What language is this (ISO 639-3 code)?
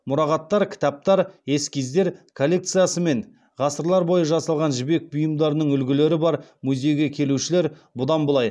kaz